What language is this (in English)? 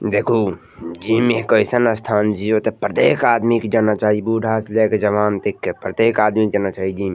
Maithili